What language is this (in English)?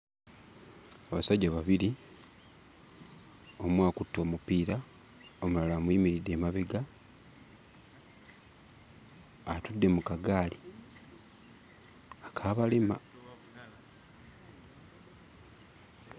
Ganda